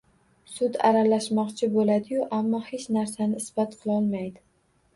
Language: Uzbek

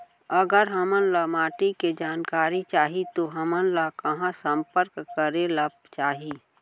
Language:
Chhattisgarhi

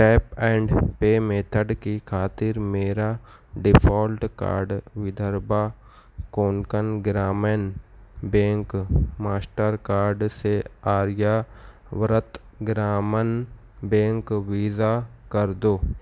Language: Urdu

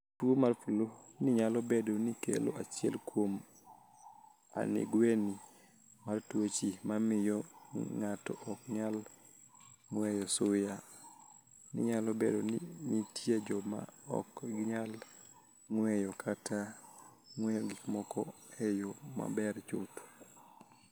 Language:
Luo (Kenya and Tanzania)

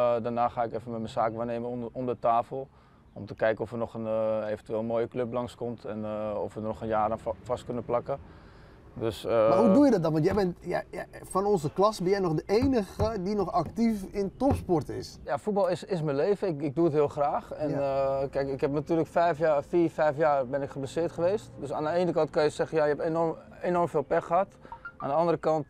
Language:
Dutch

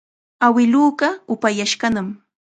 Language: Chiquián Ancash Quechua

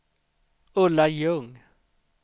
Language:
Swedish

